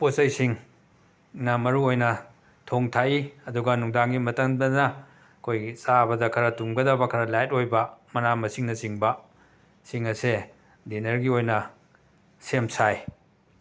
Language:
Manipuri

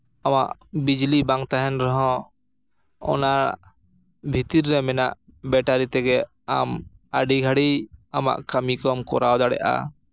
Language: Santali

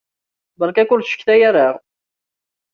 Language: Kabyle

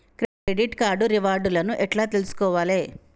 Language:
Telugu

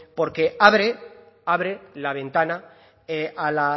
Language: Spanish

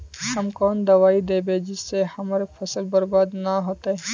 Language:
Magahi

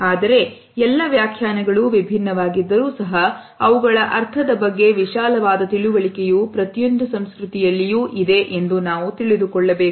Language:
Kannada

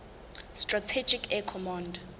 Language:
Southern Sotho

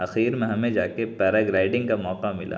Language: Urdu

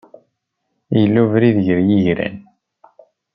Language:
Kabyle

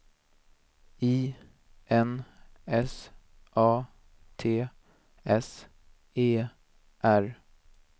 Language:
Swedish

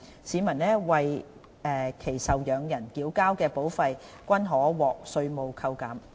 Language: Cantonese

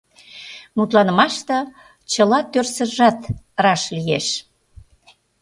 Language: Mari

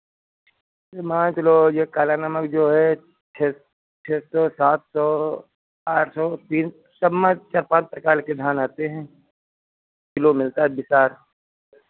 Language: Hindi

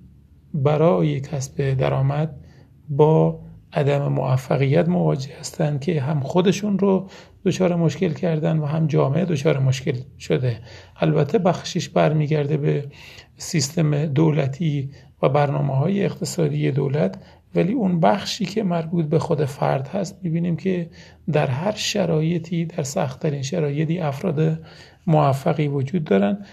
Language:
Persian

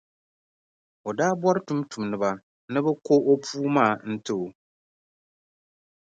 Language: Dagbani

